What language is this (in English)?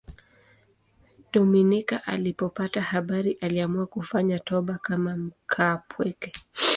Swahili